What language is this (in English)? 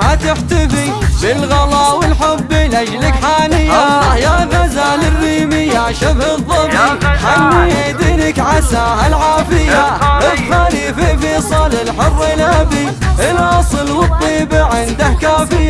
Arabic